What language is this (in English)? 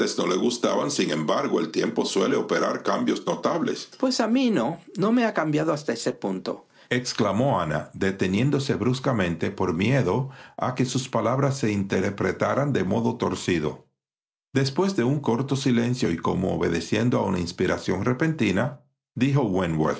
Spanish